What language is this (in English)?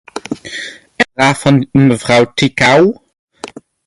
Dutch